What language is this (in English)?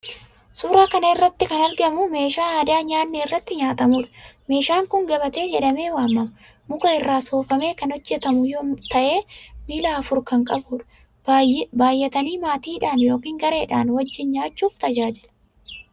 Oromo